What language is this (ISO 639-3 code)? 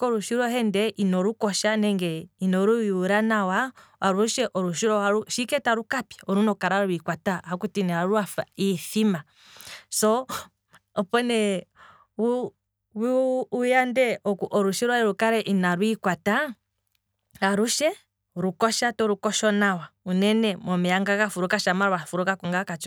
kwm